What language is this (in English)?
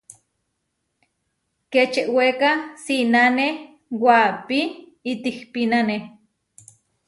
Huarijio